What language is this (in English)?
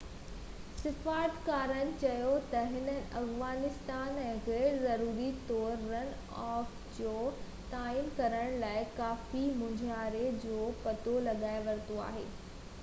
Sindhi